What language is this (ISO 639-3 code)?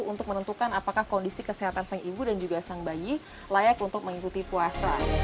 ind